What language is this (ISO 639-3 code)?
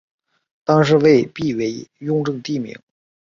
zho